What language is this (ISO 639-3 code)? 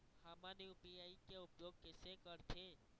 hne